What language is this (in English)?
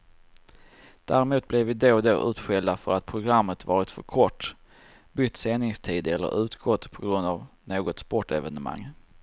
Swedish